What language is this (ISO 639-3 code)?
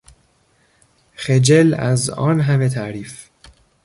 fas